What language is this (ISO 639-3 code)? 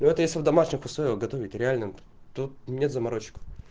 rus